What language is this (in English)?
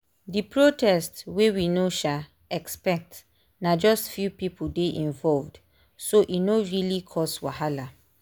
Nigerian Pidgin